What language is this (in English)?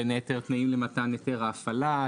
Hebrew